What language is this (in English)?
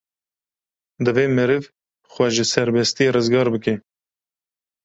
Kurdish